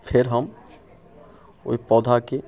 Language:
Maithili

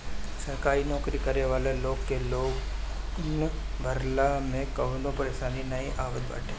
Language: Bhojpuri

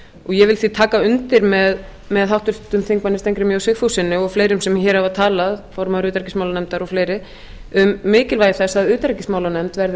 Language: Icelandic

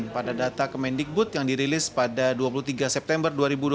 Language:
Indonesian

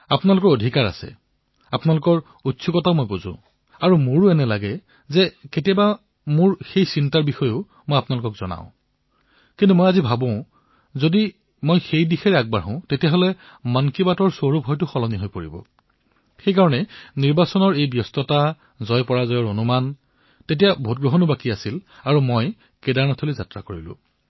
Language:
Assamese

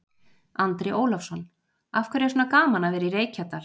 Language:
Icelandic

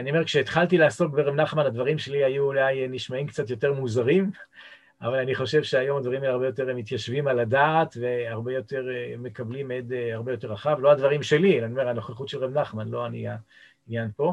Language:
Hebrew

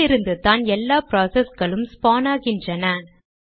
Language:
Tamil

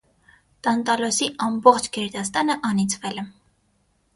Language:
Armenian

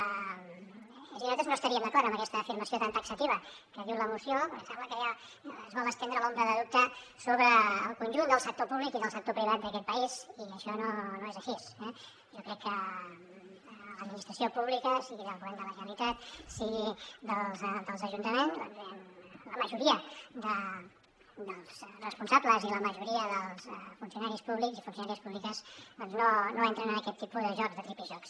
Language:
Catalan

